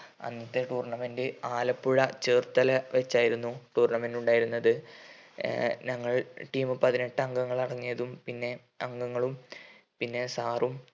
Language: Malayalam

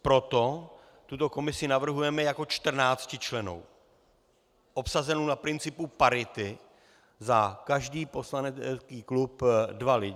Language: Czech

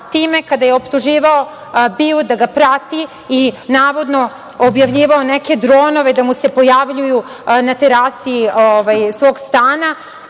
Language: Serbian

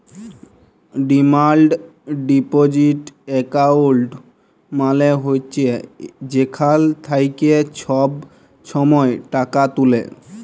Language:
Bangla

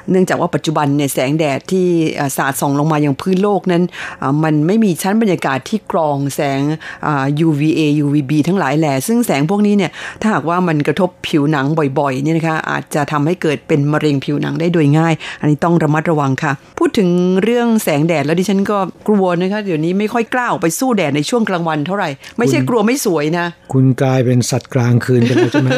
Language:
Thai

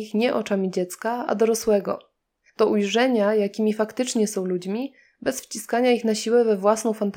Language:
Polish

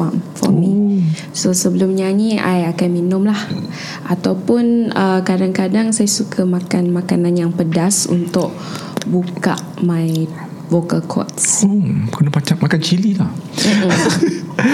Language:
Malay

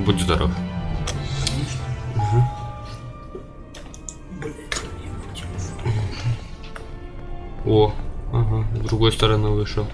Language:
Russian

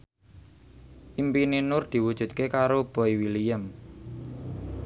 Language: Javanese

